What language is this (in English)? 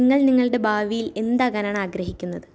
Malayalam